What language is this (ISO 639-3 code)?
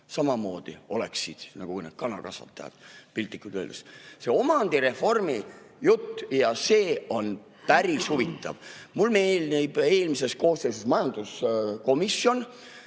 est